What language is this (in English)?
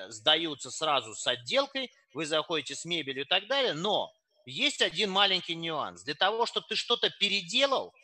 Russian